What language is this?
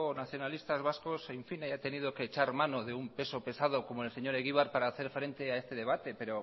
Spanish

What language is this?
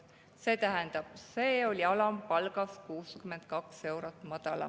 Estonian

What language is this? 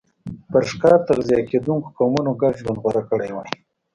Pashto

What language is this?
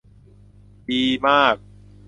Thai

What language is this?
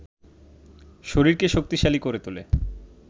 Bangla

